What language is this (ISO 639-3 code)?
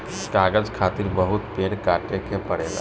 bho